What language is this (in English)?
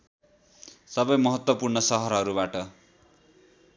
Nepali